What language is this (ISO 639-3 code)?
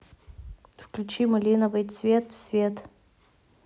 rus